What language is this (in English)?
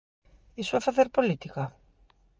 Galician